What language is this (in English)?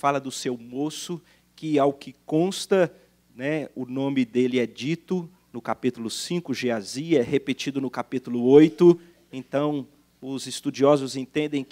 Portuguese